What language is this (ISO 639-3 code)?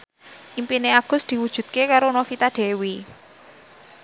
jav